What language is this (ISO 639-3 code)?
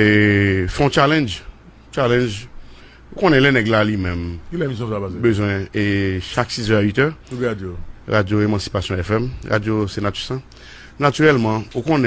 fra